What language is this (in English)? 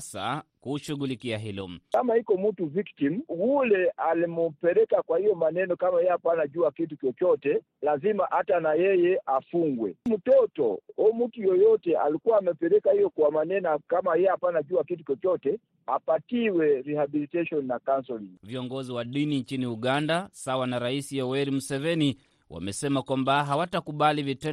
Swahili